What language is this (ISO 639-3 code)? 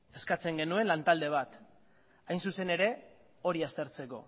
eus